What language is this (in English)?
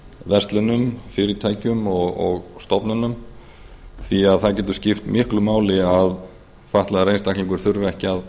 Icelandic